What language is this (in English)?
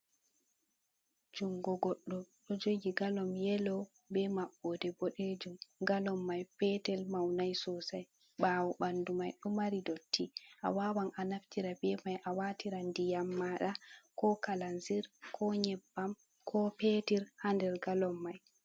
Fula